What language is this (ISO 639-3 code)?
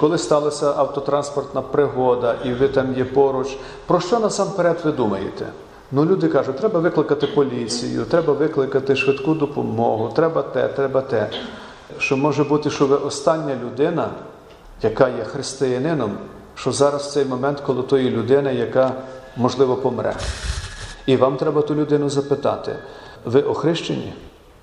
ukr